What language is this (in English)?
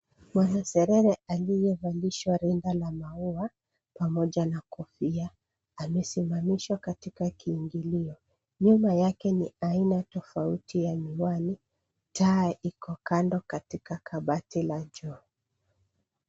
Swahili